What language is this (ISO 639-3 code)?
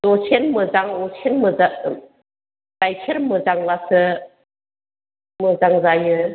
brx